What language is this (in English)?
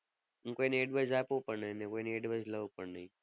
Gujarati